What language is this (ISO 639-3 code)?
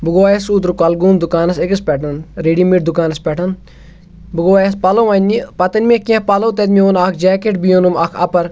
kas